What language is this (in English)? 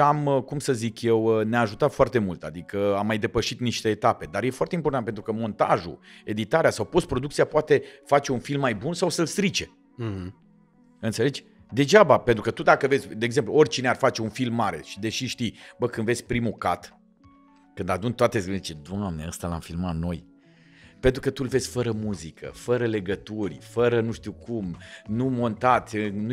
Romanian